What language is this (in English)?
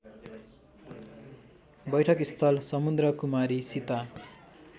Nepali